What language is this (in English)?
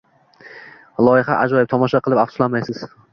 Uzbek